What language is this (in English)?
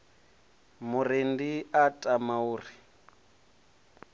Venda